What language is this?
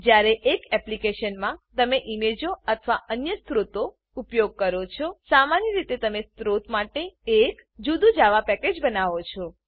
Gujarati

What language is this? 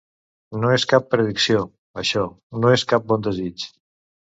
Catalan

